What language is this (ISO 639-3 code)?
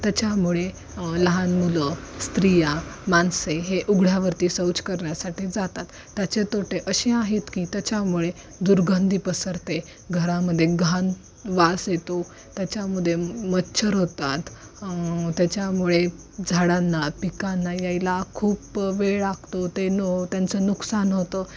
mar